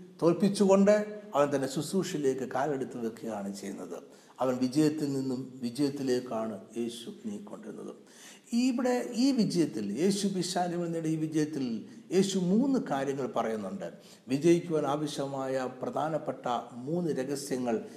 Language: Malayalam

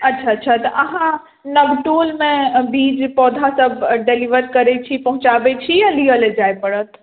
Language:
Maithili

